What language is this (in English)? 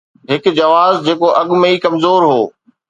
Sindhi